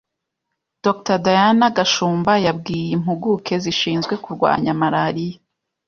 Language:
Kinyarwanda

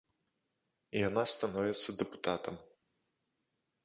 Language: Belarusian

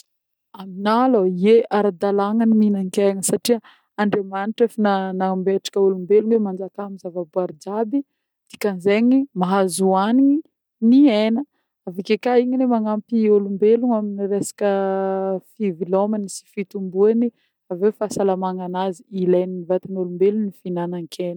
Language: Northern Betsimisaraka Malagasy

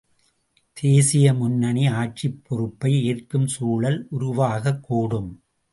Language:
Tamil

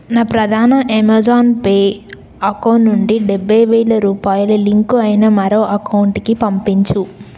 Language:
Telugu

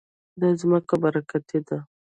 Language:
Pashto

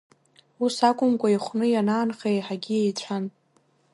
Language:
Abkhazian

